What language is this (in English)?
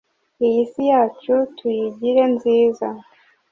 Kinyarwanda